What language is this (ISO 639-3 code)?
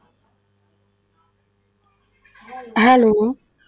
pan